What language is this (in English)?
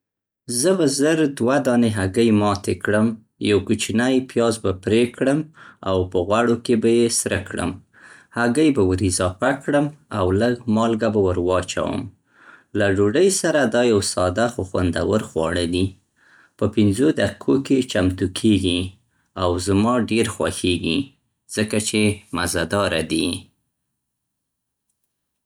Central Pashto